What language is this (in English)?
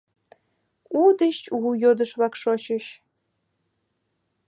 Mari